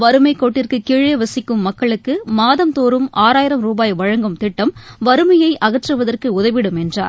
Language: Tamil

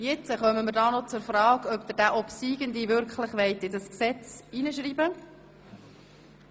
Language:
Swiss German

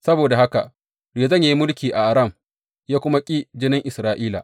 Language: Hausa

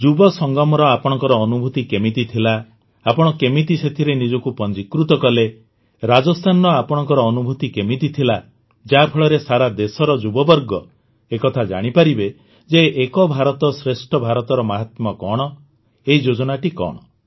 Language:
Odia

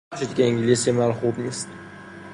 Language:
Persian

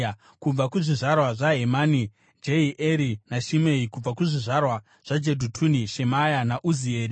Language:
Shona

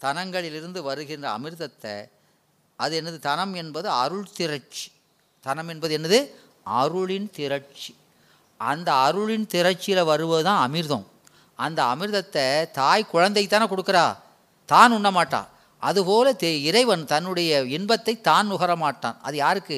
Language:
Tamil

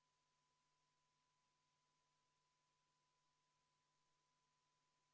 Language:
Estonian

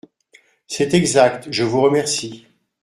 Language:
French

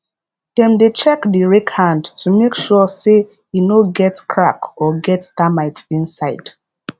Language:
Nigerian Pidgin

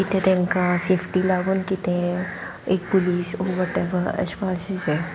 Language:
Konkani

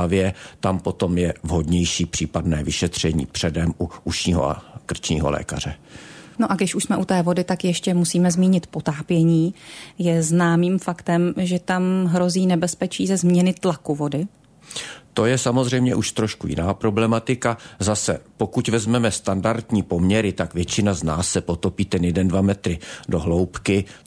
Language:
Czech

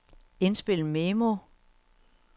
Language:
Danish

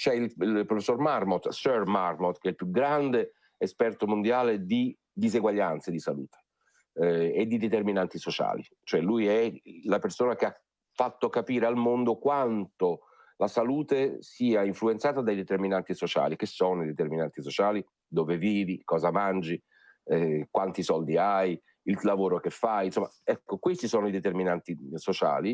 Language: Italian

